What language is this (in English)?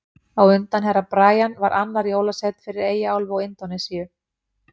Icelandic